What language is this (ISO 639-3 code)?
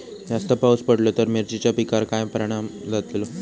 mar